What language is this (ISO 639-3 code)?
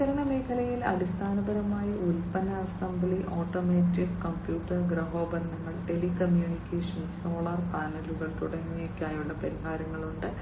mal